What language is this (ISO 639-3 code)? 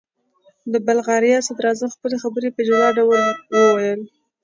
pus